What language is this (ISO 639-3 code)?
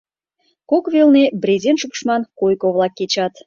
chm